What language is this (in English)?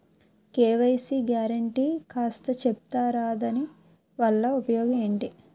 Telugu